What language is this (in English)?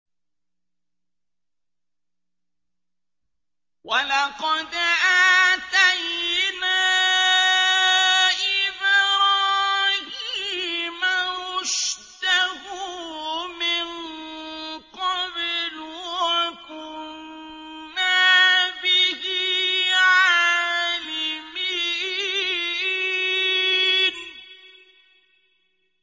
Arabic